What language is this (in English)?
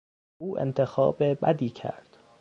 Persian